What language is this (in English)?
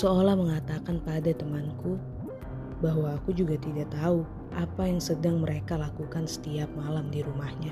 Indonesian